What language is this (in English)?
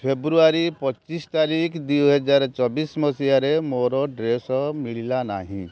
Odia